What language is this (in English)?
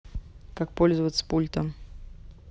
Russian